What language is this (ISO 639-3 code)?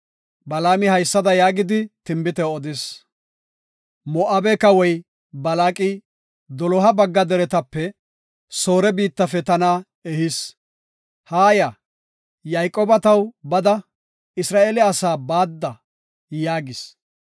gof